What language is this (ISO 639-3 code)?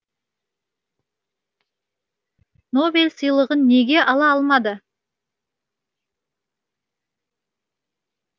kaz